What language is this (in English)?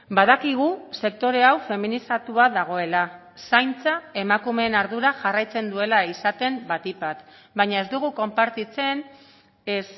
Basque